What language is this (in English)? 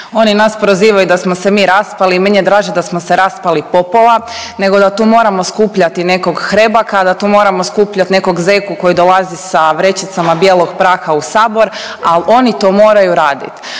Croatian